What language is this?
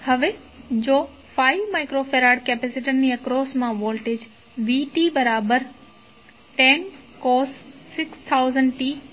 Gujarati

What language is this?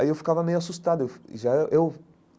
Portuguese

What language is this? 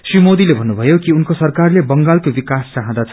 Nepali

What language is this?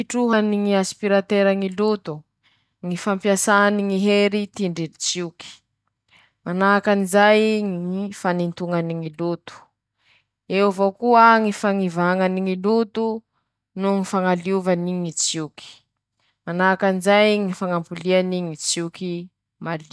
Masikoro Malagasy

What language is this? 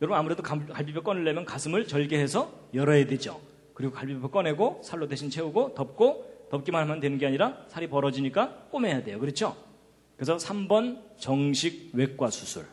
Korean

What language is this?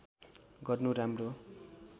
Nepali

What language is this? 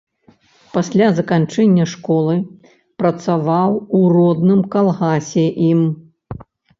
Belarusian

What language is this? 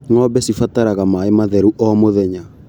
Kikuyu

